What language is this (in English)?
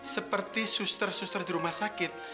Indonesian